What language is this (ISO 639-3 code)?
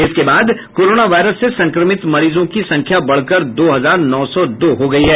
hin